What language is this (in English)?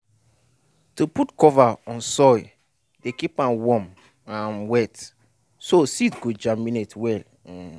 Nigerian Pidgin